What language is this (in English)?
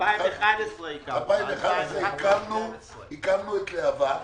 Hebrew